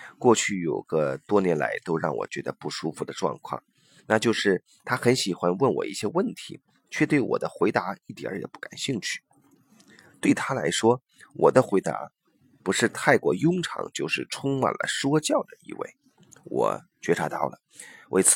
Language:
Chinese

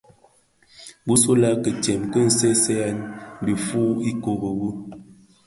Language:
Bafia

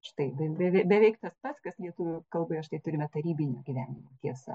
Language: Lithuanian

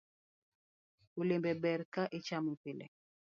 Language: Luo (Kenya and Tanzania)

